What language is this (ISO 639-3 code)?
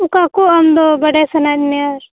sat